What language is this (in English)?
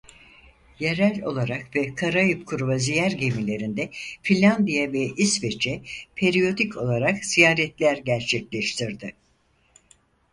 Turkish